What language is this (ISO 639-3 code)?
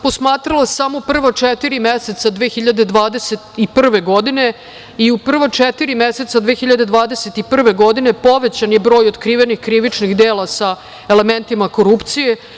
srp